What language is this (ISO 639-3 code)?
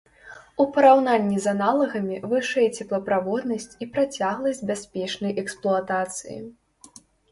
bel